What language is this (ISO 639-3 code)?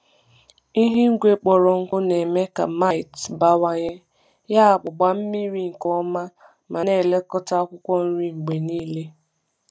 ibo